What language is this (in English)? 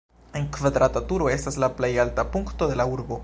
Esperanto